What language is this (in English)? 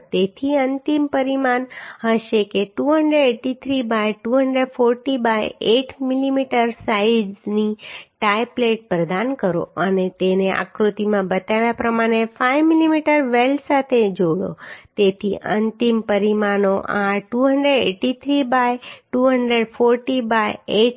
Gujarati